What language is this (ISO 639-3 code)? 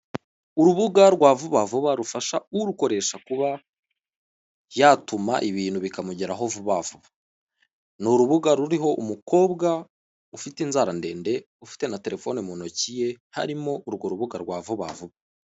kin